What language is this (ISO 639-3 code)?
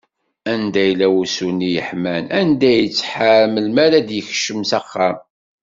kab